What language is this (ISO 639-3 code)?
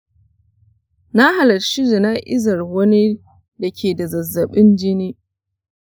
hau